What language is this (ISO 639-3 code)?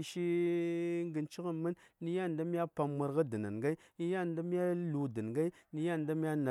say